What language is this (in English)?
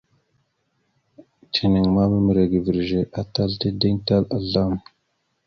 Mada (Cameroon)